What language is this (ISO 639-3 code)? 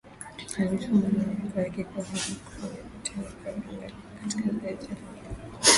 swa